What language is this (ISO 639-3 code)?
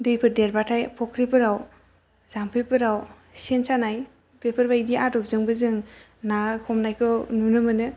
brx